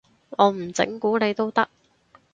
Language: Cantonese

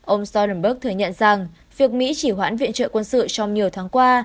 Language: Vietnamese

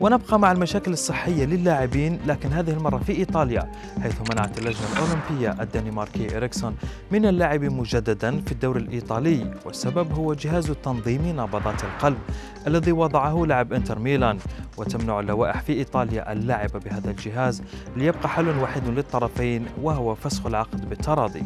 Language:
Arabic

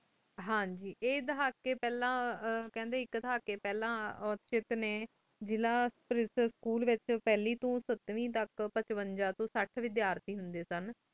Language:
Punjabi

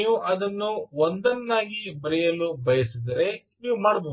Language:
Kannada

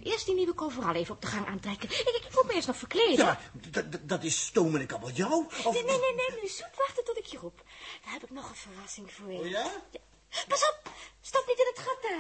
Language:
Dutch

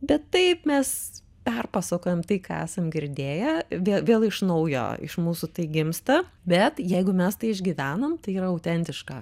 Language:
Lithuanian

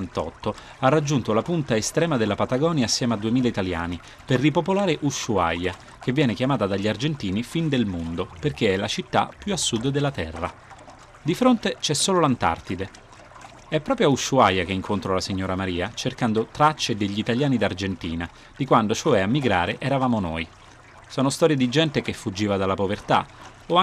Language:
Italian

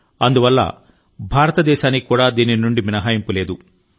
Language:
Telugu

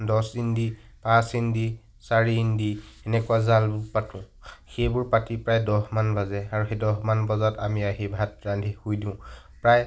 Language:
Assamese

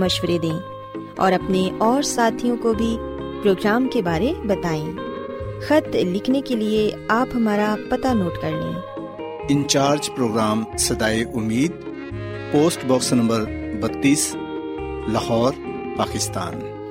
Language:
Urdu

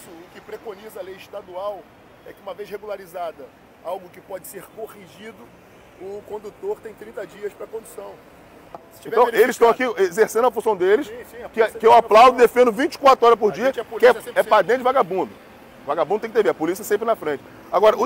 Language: Portuguese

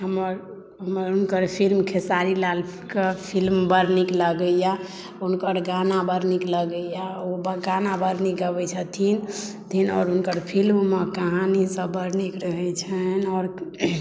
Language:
Maithili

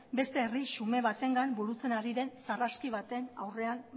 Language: Basque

